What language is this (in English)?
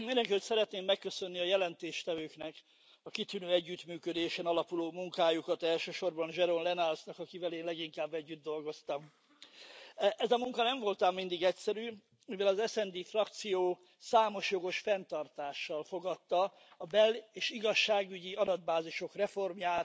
Hungarian